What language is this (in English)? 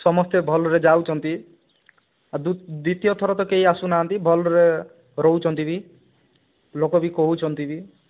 Odia